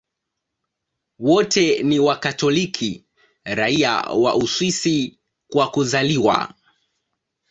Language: Swahili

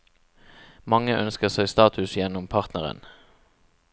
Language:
Norwegian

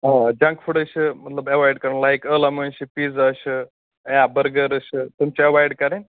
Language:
Kashmiri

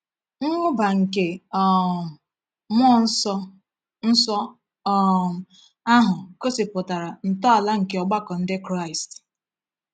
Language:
Igbo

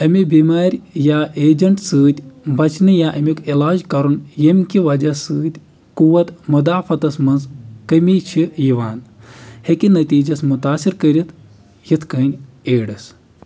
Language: Kashmiri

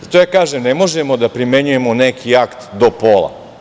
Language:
Serbian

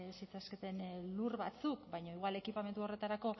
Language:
Basque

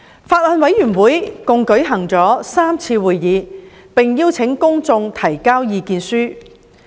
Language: Cantonese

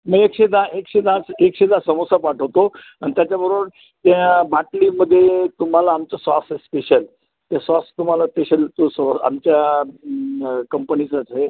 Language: Marathi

